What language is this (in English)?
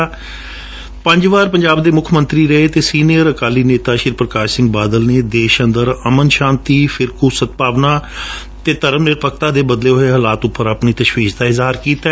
Punjabi